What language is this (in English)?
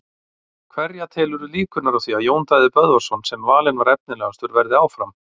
Icelandic